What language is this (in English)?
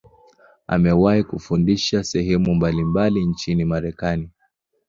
Swahili